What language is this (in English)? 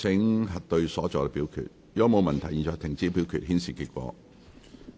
Cantonese